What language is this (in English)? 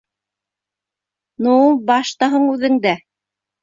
Bashkir